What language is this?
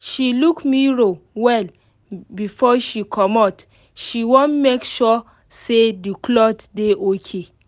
Nigerian Pidgin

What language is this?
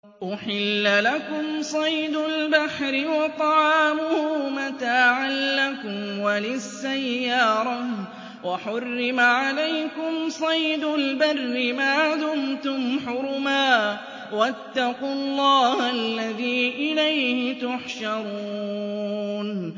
Arabic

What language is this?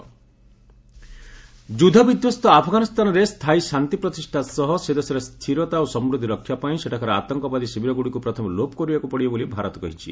Odia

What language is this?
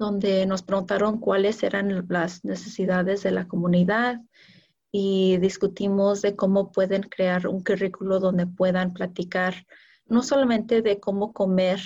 Spanish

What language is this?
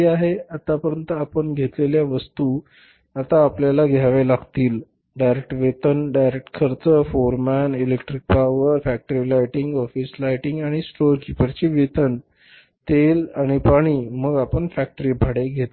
Marathi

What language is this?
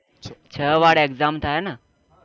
Gujarati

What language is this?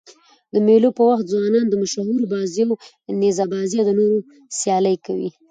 Pashto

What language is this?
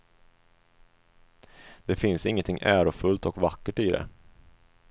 Swedish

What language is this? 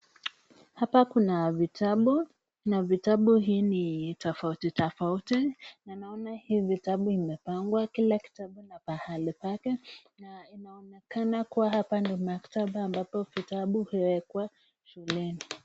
Swahili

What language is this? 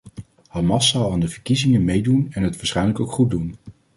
Dutch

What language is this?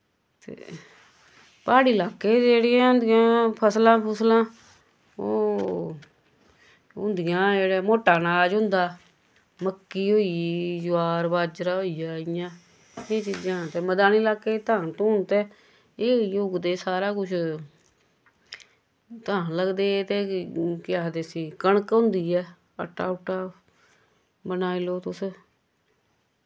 Dogri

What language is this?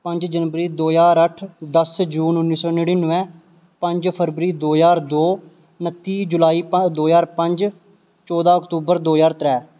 Dogri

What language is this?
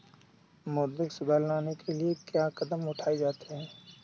Hindi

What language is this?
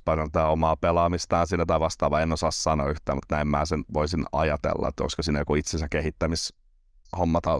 Finnish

